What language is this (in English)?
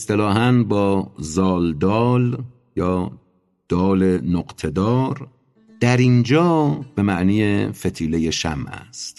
Persian